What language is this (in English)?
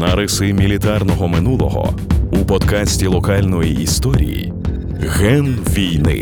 Ukrainian